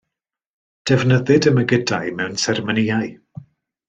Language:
Welsh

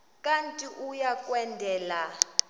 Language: Xhosa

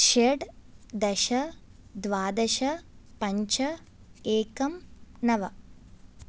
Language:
Sanskrit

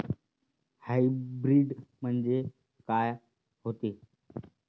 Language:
Marathi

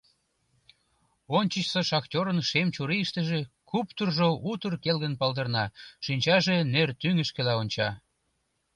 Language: Mari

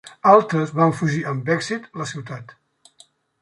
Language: Catalan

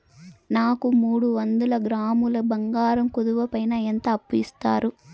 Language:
Telugu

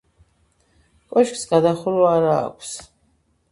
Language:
Georgian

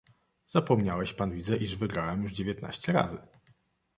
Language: Polish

